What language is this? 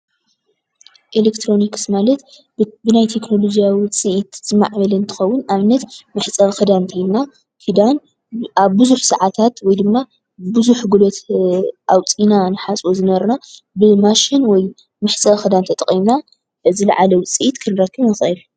Tigrinya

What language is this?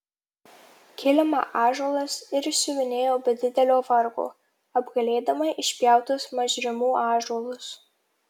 Lithuanian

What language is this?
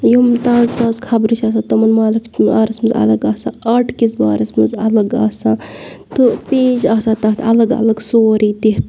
Kashmiri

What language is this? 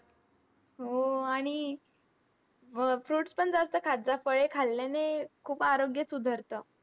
Marathi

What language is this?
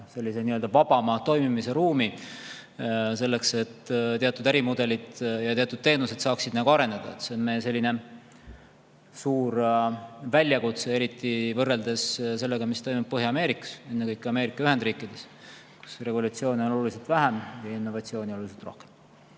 Estonian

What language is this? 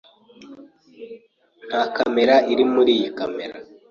Kinyarwanda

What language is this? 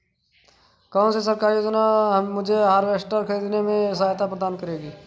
Hindi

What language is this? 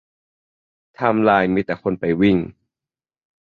Thai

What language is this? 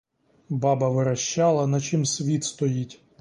Ukrainian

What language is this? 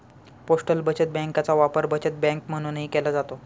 Marathi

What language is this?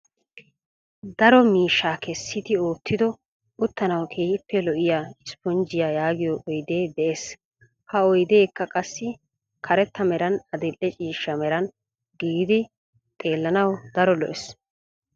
Wolaytta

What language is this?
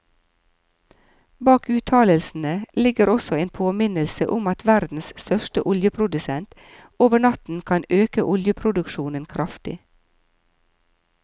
Norwegian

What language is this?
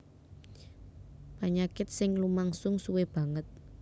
Javanese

